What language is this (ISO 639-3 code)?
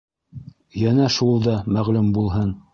bak